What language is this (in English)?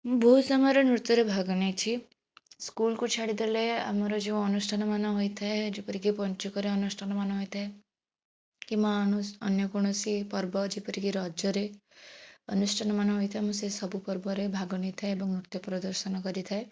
Odia